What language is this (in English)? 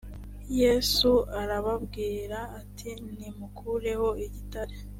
Kinyarwanda